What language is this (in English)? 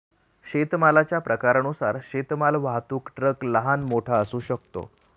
Marathi